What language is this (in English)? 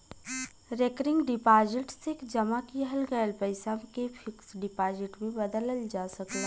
Bhojpuri